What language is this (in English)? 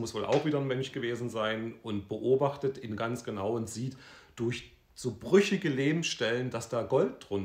German